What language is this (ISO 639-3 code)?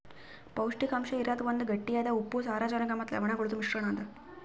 kan